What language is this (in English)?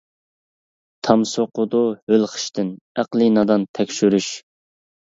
Uyghur